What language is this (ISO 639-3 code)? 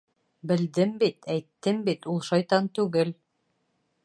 bak